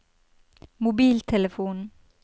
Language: Norwegian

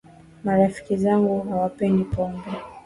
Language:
Swahili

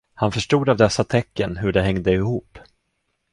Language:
Swedish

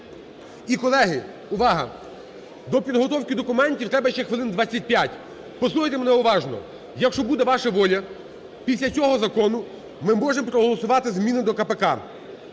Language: Ukrainian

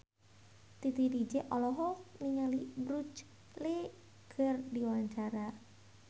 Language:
Sundanese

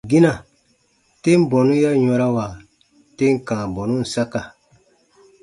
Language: Baatonum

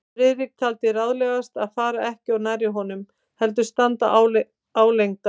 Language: Icelandic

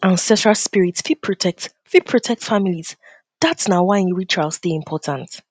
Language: Nigerian Pidgin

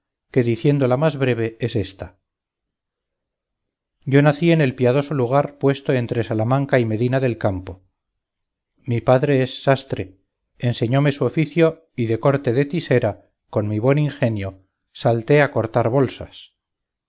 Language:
Spanish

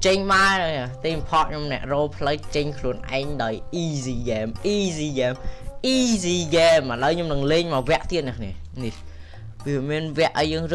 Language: Vietnamese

